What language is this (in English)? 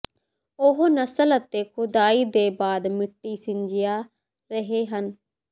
Punjabi